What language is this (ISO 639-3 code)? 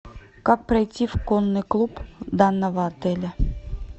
rus